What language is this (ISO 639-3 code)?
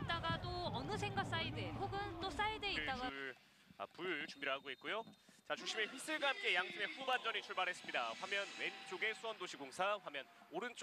kor